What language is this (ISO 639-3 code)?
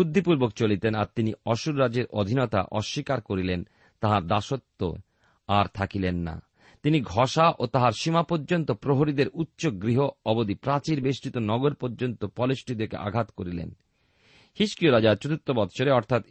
ben